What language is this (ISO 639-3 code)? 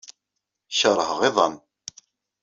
kab